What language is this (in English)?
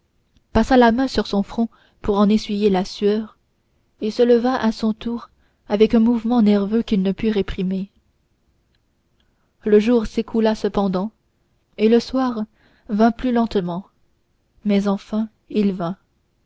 French